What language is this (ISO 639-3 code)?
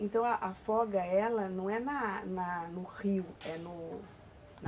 por